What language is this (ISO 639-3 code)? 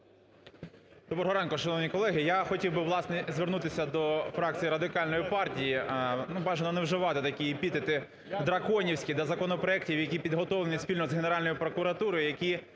ukr